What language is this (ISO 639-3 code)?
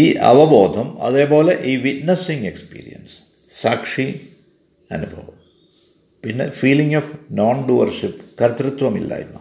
mal